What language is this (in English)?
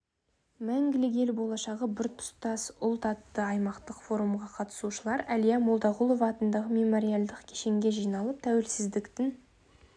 Kazakh